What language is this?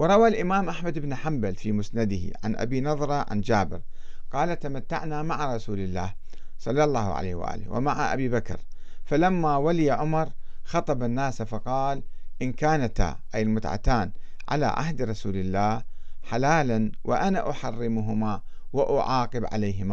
Arabic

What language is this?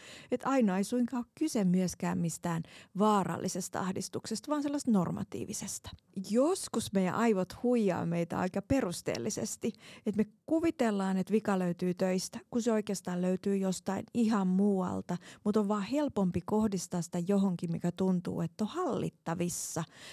Finnish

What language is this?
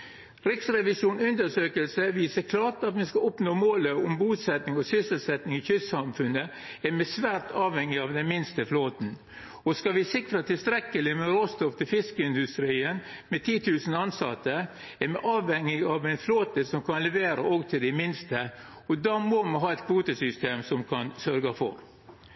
Norwegian Nynorsk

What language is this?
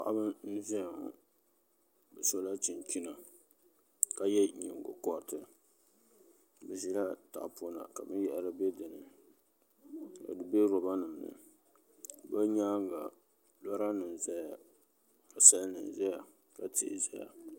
Dagbani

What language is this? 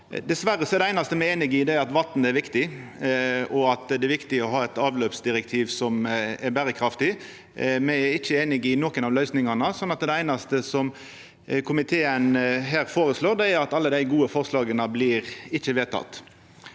Norwegian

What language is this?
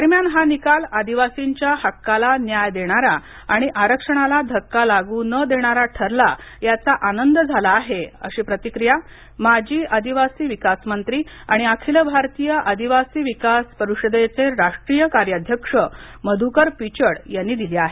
Marathi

